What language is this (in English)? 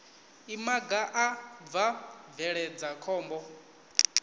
Venda